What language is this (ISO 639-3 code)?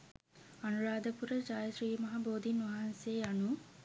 sin